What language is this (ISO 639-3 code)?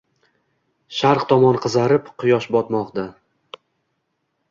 uzb